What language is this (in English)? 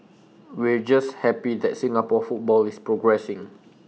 English